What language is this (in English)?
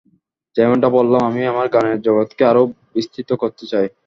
Bangla